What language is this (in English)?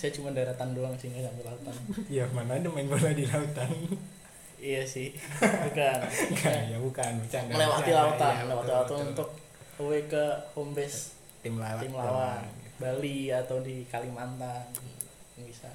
Indonesian